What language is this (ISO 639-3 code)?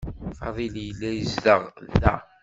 kab